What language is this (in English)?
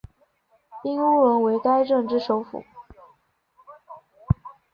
Chinese